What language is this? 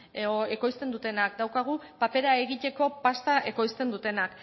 Basque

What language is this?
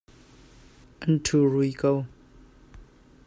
Hakha Chin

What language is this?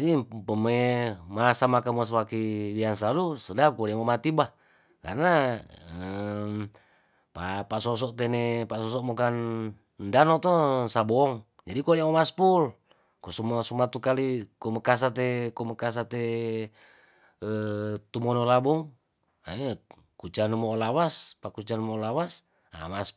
Tondano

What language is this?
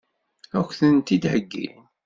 Kabyle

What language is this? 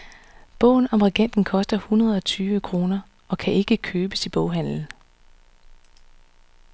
Danish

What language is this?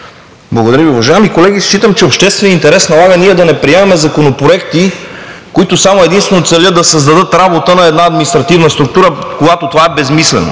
Bulgarian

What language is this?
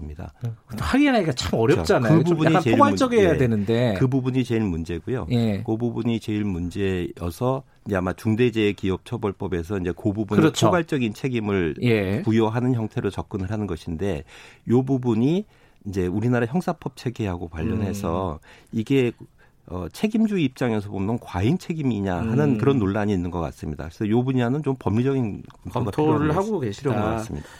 Korean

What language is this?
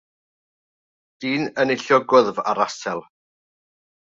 Welsh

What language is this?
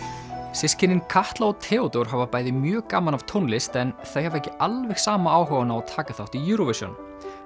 Icelandic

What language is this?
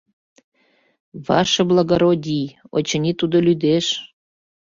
Mari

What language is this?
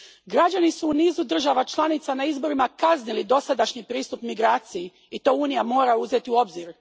Croatian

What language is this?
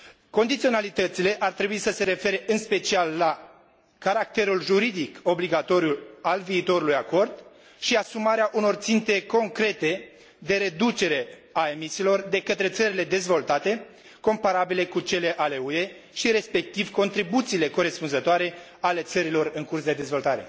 Romanian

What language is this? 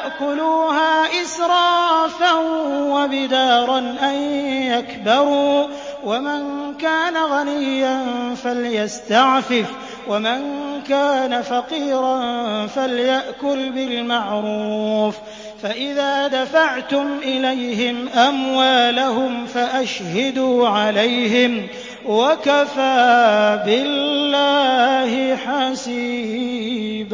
Arabic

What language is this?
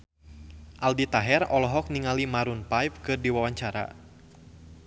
Sundanese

